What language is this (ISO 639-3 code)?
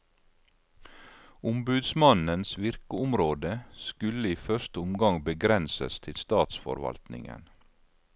nor